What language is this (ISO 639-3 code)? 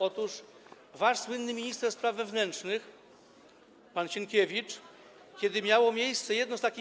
pol